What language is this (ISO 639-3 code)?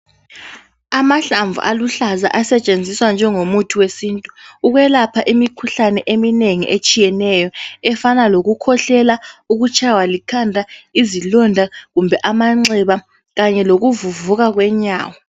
nde